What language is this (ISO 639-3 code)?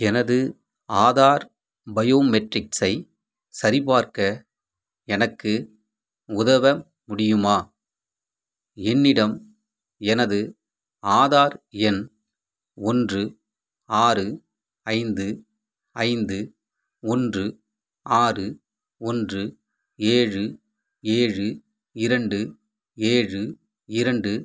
tam